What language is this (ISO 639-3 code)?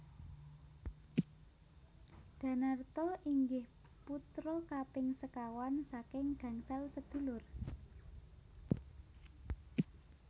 jav